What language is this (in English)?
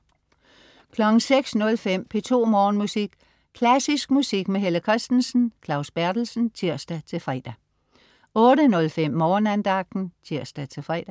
Danish